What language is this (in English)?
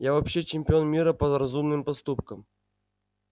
Russian